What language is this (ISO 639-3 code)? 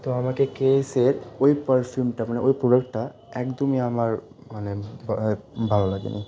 ben